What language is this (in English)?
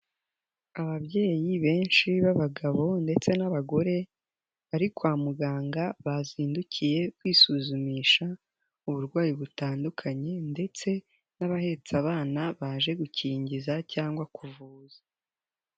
Kinyarwanda